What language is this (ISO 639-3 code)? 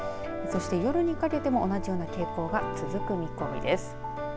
jpn